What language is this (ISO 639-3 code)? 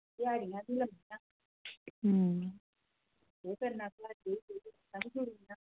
doi